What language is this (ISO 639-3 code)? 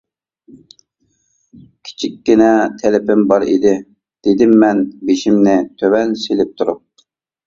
uig